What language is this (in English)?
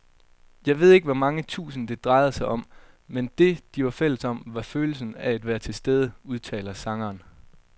Danish